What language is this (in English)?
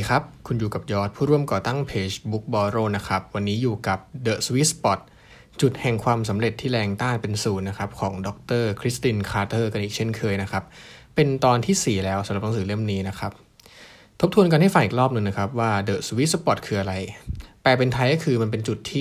Thai